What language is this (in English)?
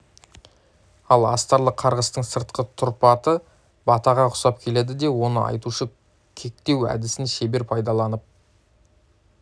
Kazakh